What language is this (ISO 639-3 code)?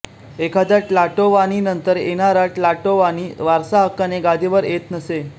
mar